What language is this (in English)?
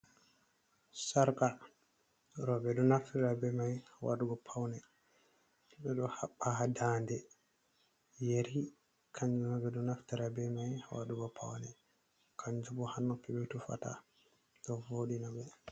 Fula